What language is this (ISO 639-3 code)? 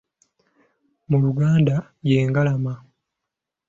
lug